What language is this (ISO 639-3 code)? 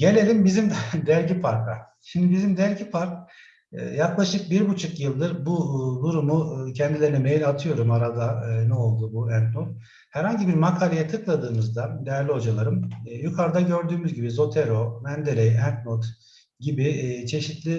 tur